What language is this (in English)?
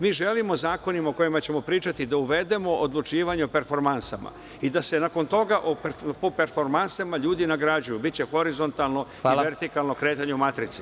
Serbian